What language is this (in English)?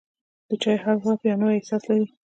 Pashto